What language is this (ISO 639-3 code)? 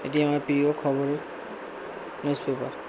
ben